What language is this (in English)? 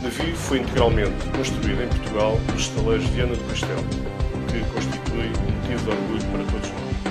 Portuguese